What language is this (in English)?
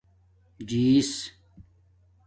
Domaaki